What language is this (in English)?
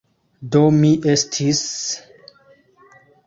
Esperanto